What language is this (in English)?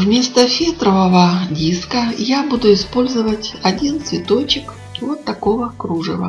Russian